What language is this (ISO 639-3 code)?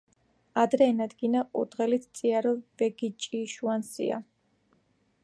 kat